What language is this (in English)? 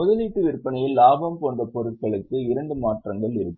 Tamil